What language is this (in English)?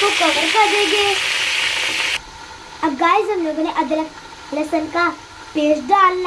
Urdu